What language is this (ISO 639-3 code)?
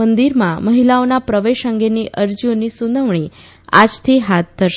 guj